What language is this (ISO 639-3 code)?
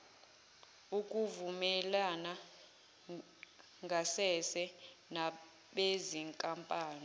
zul